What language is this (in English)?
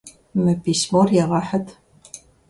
Kabardian